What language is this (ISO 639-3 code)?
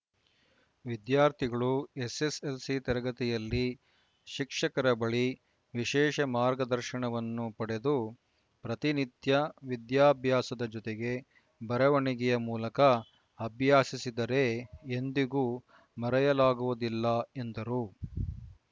kan